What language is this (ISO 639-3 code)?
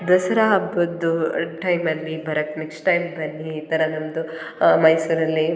kan